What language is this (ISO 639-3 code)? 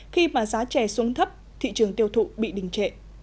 vie